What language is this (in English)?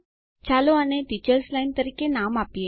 Gujarati